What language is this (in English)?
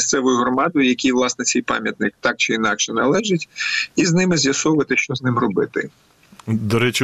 Ukrainian